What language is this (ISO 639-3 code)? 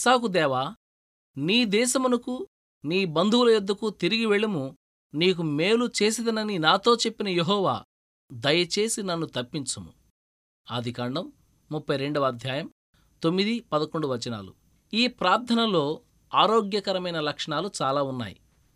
tel